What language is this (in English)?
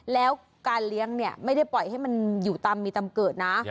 Thai